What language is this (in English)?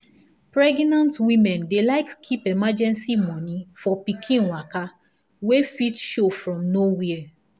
Nigerian Pidgin